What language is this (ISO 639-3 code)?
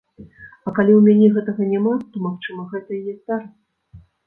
bel